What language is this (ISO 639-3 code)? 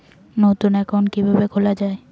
ben